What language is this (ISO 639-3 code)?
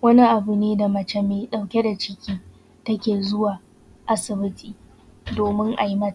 hau